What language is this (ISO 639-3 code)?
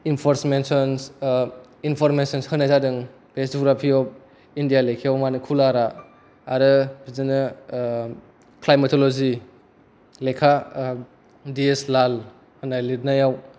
brx